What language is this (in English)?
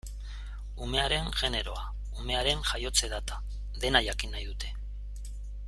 Basque